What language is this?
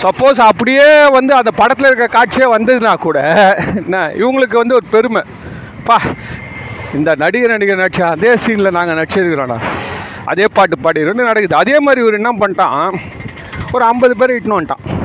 Tamil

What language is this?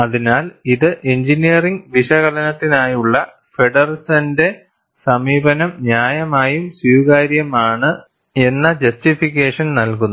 Malayalam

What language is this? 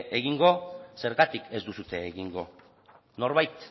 Basque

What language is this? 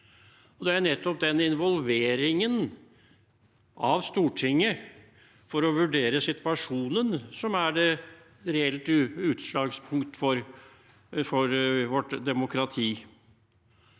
Norwegian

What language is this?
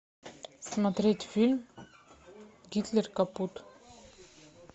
Russian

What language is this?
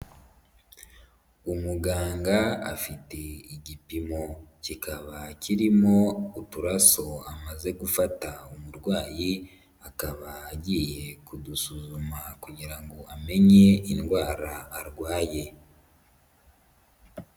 Kinyarwanda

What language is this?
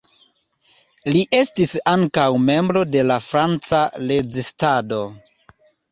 Esperanto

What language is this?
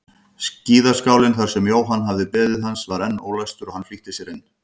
Icelandic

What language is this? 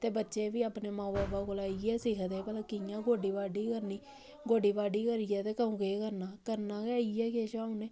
Dogri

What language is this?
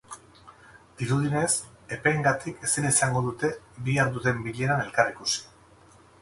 Basque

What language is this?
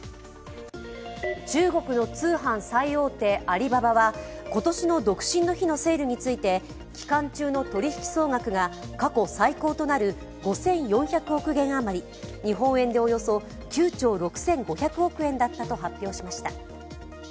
Japanese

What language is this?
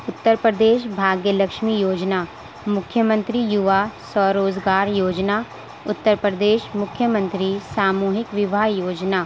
Urdu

